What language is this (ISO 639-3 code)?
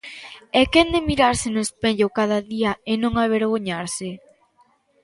glg